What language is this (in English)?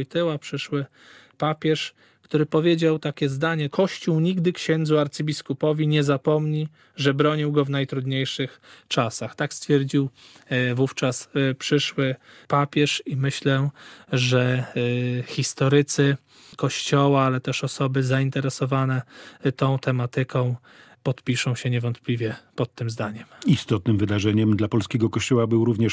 Polish